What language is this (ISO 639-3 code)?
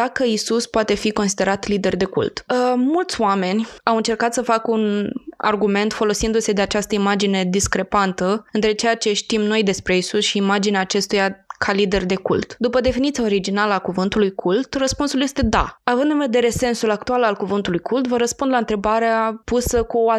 ron